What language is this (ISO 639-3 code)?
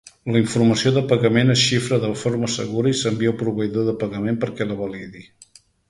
cat